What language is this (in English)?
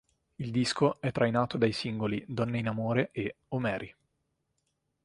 Italian